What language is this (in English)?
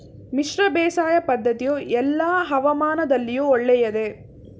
Kannada